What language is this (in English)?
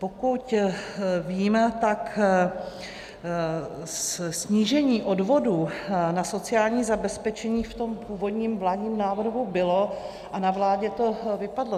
Czech